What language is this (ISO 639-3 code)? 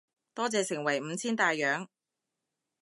yue